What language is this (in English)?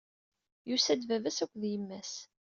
Kabyle